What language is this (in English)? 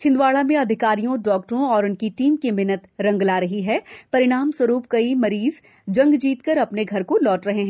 Hindi